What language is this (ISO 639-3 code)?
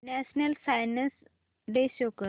mar